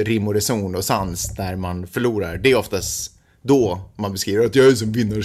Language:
Swedish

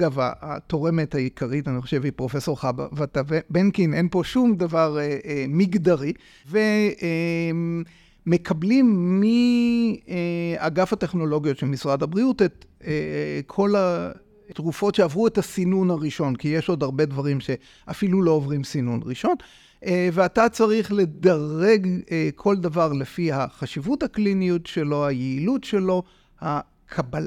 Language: Hebrew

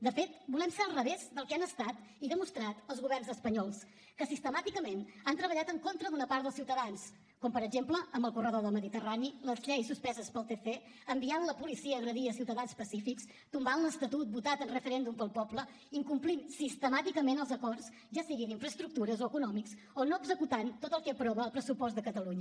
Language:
Catalan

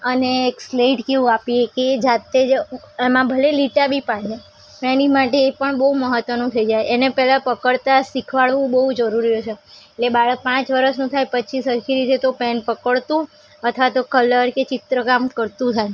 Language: Gujarati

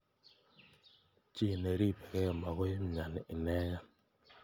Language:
Kalenjin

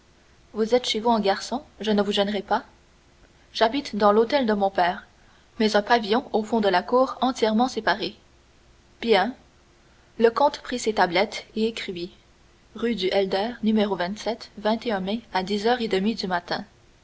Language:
French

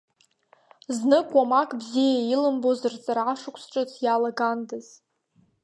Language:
Abkhazian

